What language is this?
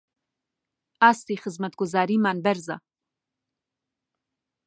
Central Kurdish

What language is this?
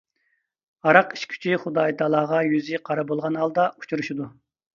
Uyghur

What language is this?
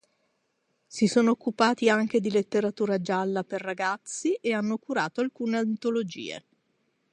Italian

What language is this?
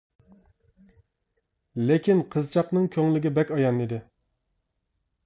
Uyghur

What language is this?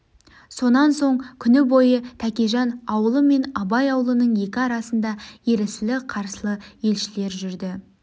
Kazakh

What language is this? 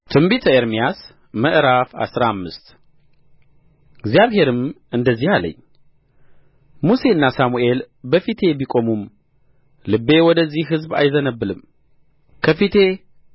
Amharic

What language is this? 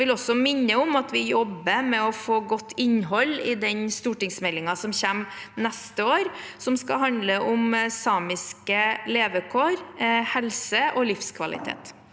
Norwegian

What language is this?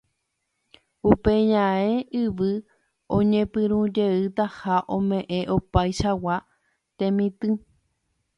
Guarani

